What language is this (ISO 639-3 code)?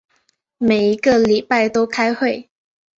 zho